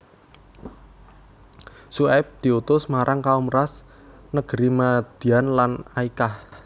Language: Javanese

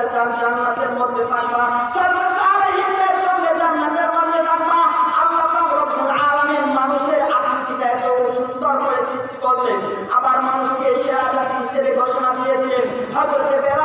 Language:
Turkish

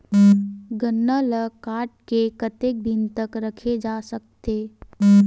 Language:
Chhattisgarhi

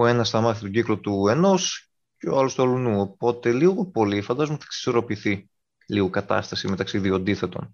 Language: Greek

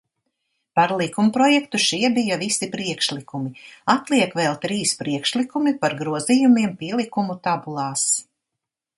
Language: Latvian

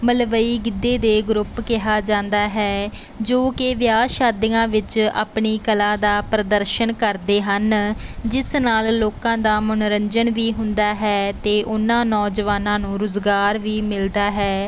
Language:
Punjabi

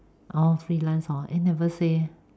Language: English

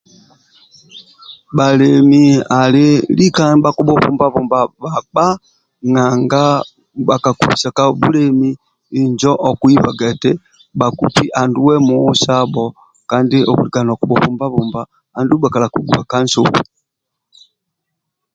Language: Amba (Uganda)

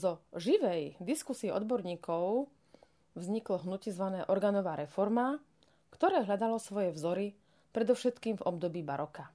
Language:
Slovak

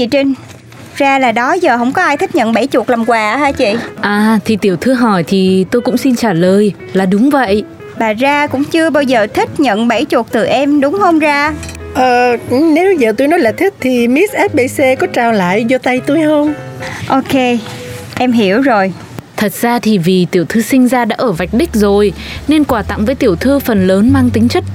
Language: Vietnamese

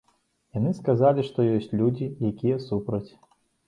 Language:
Belarusian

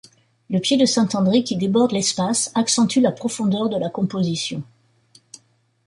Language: French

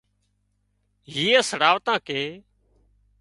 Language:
Wadiyara Koli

